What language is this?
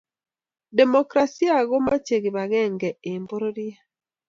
Kalenjin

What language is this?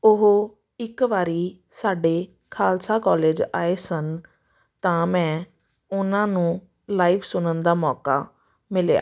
Punjabi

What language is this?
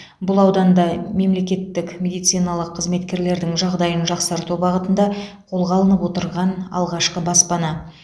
Kazakh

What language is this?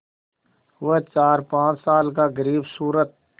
Hindi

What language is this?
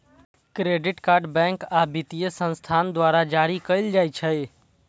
Maithili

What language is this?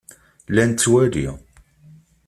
Kabyle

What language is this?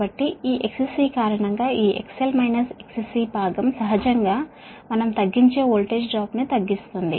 Telugu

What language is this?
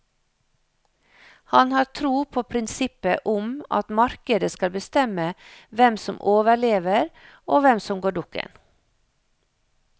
Norwegian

